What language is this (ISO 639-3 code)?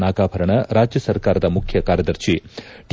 kan